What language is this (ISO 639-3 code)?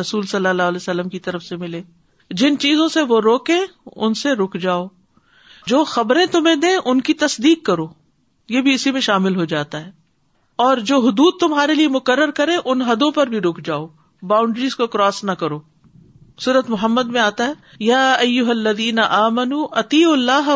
urd